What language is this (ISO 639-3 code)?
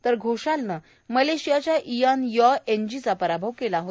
mar